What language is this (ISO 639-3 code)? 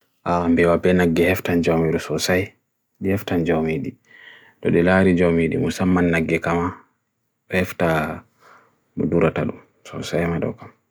fui